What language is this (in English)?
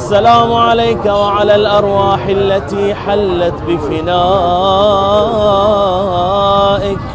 Arabic